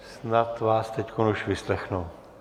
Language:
Czech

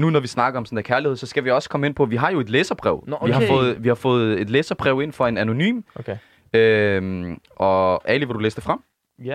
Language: Danish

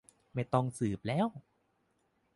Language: Thai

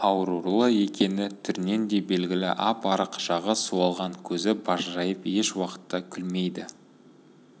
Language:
Kazakh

